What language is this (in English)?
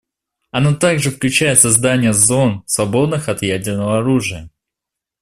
Russian